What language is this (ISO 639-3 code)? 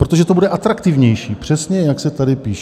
ces